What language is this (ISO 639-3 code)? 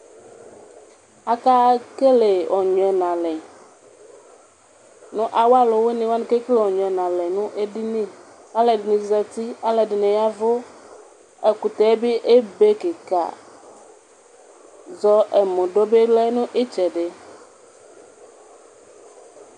kpo